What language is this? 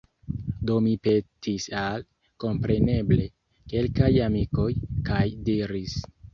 Esperanto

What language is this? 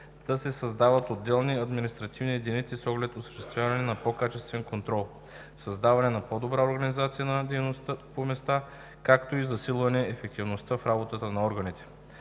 Bulgarian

